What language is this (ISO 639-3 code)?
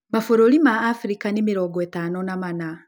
kik